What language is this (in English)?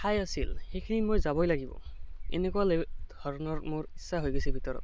Assamese